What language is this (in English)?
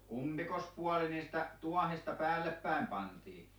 Finnish